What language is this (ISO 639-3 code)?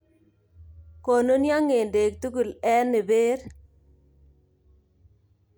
kln